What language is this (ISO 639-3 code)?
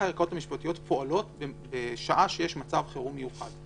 heb